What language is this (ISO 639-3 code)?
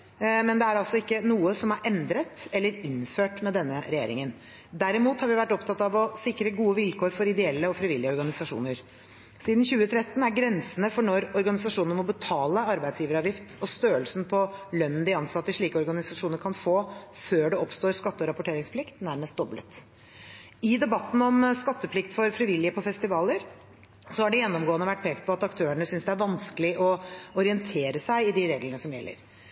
nob